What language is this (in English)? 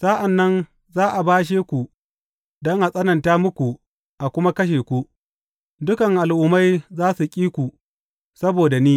Hausa